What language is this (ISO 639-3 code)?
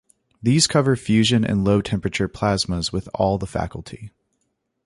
eng